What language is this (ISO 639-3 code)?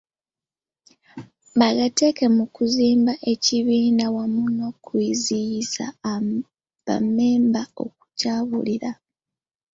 lug